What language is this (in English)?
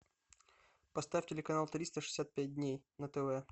Russian